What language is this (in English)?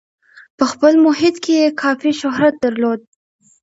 Pashto